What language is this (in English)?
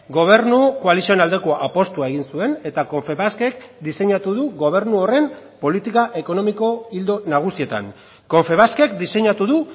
Basque